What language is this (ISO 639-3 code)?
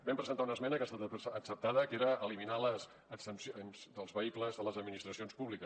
cat